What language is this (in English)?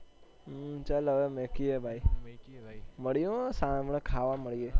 Gujarati